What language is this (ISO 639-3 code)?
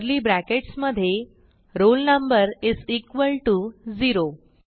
mar